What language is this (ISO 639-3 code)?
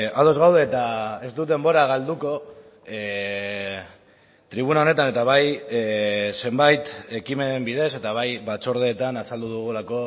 eus